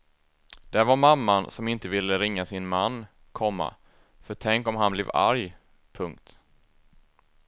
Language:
Swedish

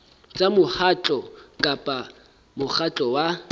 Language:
Southern Sotho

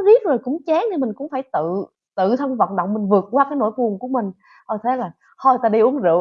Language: Vietnamese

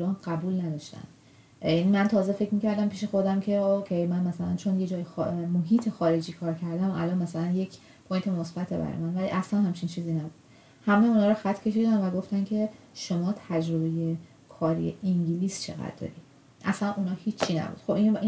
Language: Persian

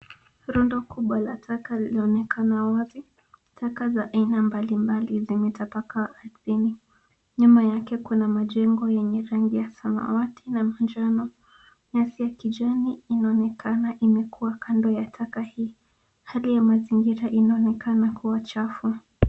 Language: Swahili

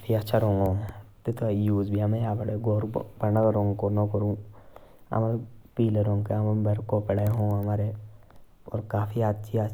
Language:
Jaunsari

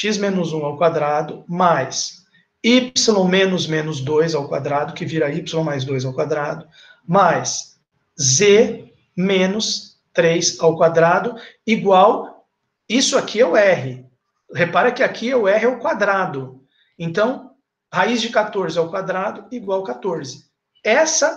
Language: Portuguese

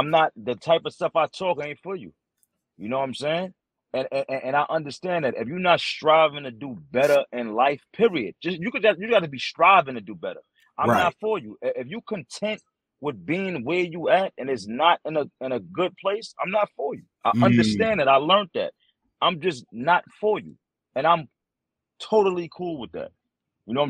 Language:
English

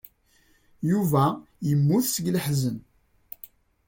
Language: Kabyle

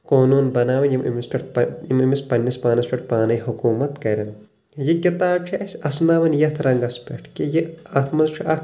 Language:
Kashmiri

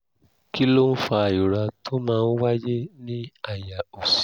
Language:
Yoruba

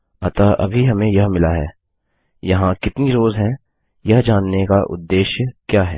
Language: Hindi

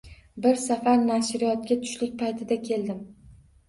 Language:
Uzbek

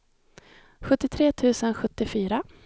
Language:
Swedish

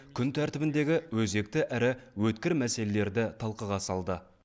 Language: Kazakh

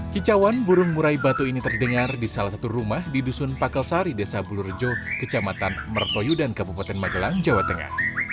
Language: Indonesian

